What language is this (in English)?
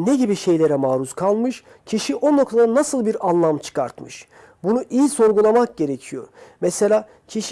Turkish